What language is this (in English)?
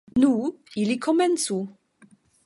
Esperanto